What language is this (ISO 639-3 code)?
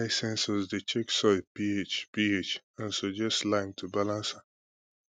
pcm